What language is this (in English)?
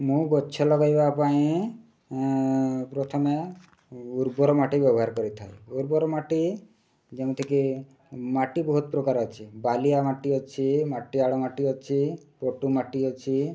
Odia